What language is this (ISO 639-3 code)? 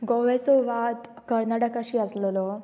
kok